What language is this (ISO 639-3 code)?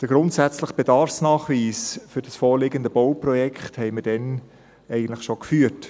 gsw